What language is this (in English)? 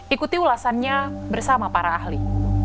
Indonesian